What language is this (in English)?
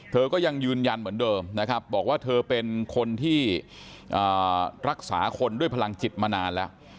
Thai